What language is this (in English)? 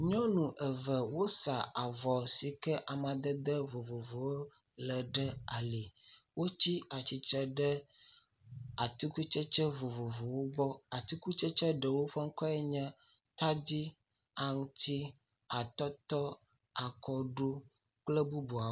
Ewe